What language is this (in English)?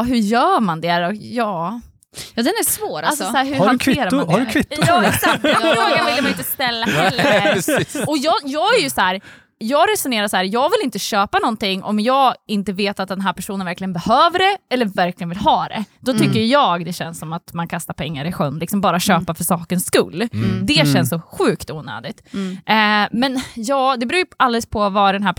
Swedish